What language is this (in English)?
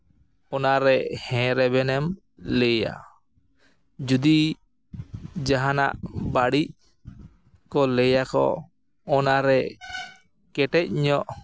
Santali